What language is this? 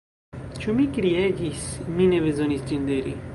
Esperanto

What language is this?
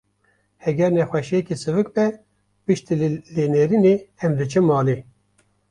Kurdish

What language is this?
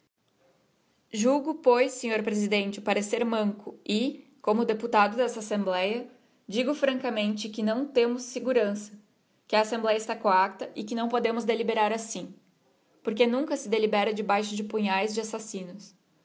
Portuguese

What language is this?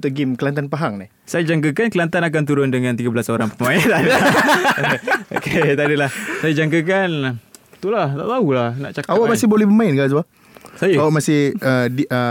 Malay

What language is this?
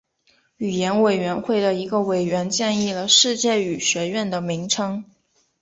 Chinese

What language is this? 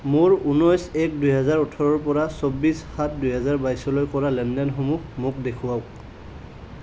Assamese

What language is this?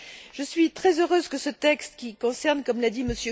French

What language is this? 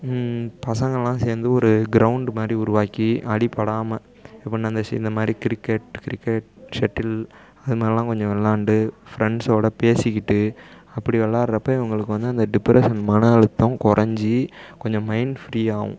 Tamil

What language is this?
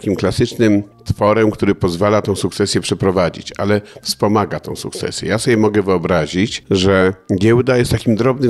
Polish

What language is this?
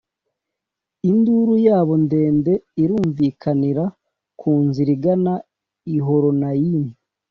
Kinyarwanda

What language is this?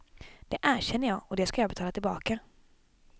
Swedish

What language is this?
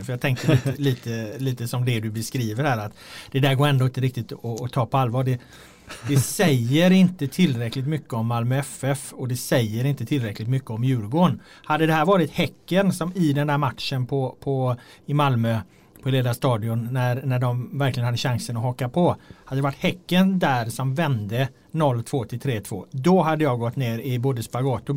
Swedish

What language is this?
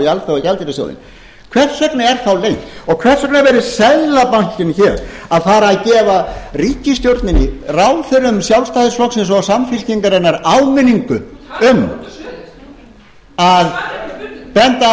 Icelandic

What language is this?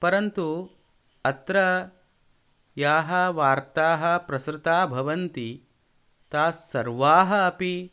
Sanskrit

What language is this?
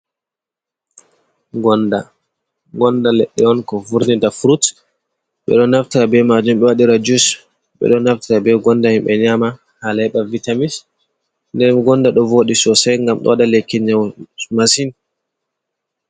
Fula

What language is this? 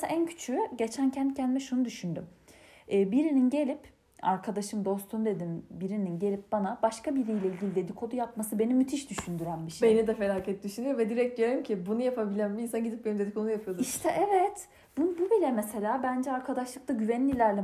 Turkish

